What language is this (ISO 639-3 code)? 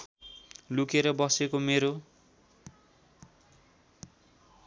nep